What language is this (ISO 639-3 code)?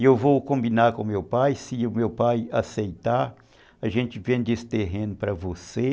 por